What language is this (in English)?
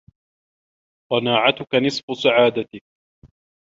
Arabic